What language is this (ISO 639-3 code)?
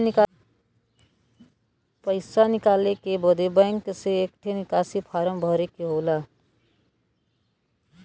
bho